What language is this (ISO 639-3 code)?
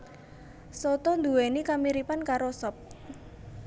jav